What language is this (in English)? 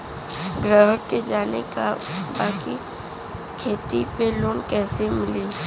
Bhojpuri